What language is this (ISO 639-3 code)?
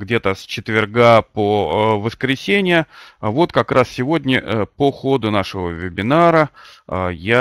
rus